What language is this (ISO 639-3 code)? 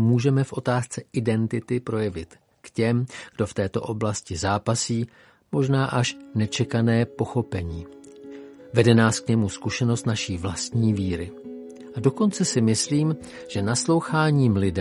ces